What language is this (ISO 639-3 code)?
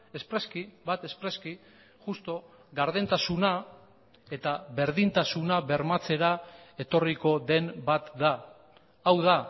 eus